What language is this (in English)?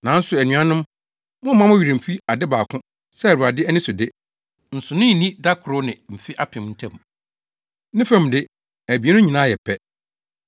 Akan